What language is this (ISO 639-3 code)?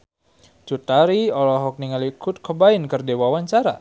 sun